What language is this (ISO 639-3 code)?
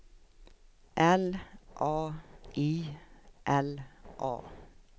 swe